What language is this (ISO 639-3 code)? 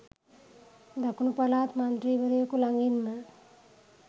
sin